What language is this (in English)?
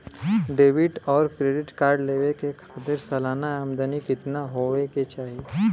Bhojpuri